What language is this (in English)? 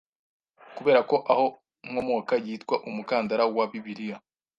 Kinyarwanda